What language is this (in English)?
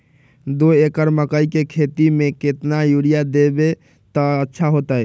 Magahi